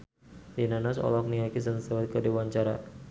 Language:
Sundanese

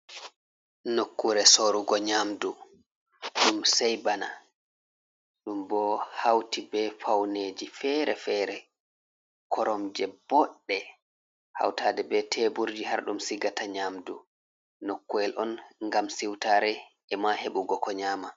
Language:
Fula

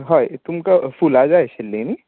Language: Konkani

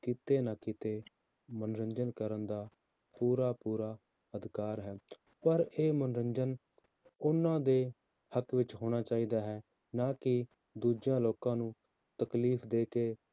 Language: Punjabi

